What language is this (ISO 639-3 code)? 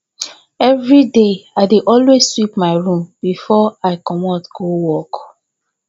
pcm